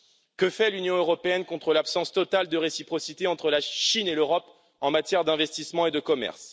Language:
French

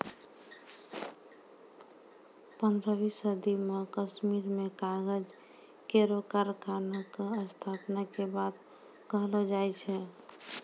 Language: Maithili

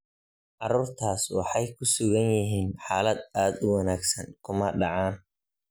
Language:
Somali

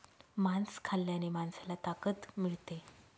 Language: Marathi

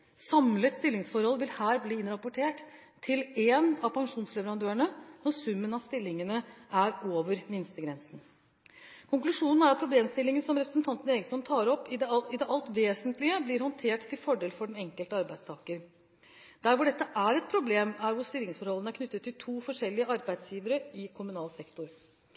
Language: Norwegian Bokmål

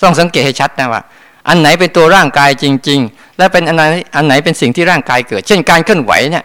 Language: Thai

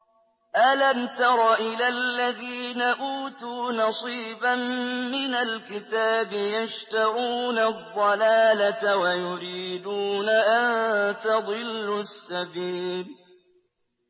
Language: Arabic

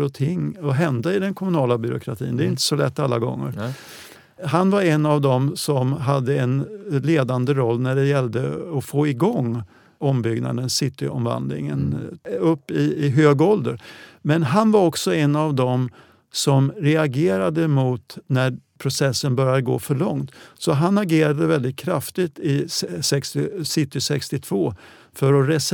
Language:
Swedish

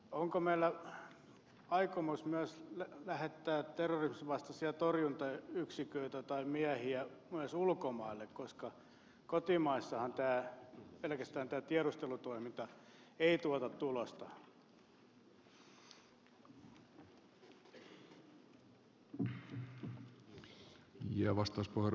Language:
Finnish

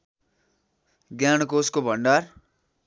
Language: Nepali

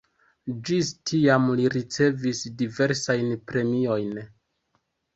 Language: Esperanto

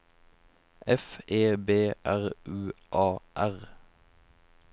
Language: Norwegian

